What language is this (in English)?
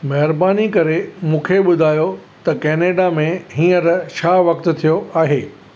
Sindhi